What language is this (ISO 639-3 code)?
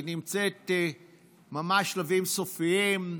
heb